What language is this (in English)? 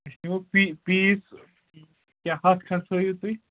Kashmiri